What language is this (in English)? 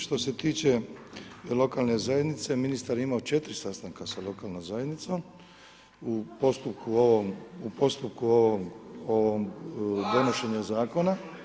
Croatian